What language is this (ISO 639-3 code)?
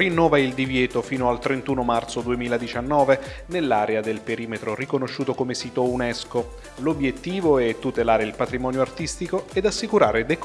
ita